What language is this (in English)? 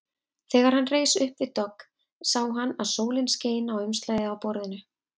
Icelandic